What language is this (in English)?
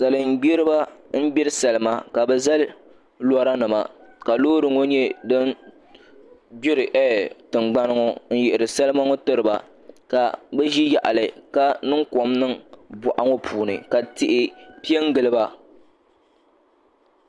Dagbani